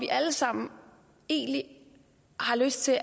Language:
Danish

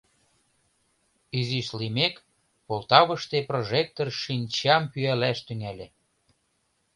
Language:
Mari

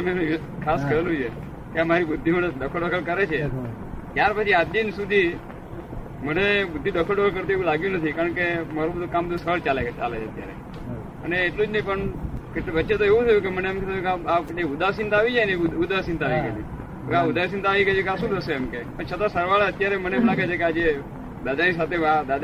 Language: Gujarati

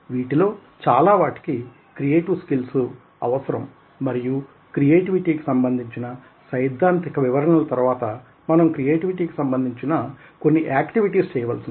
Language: Telugu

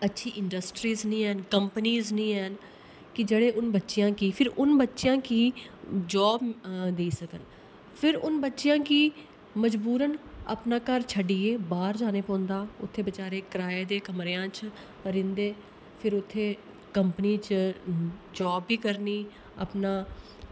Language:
Dogri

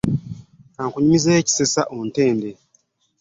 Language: Ganda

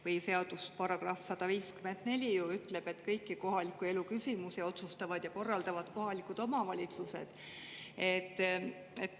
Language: Estonian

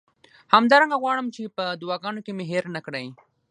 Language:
Pashto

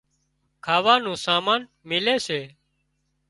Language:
Wadiyara Koli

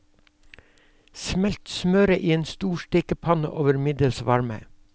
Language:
Norwegian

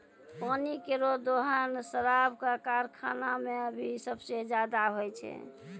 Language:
Maithili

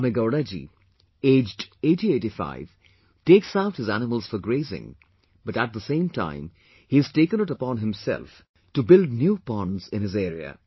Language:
English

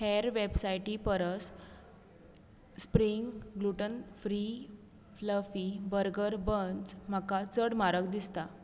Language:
Konkani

